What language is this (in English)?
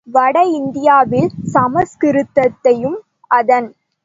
Tamil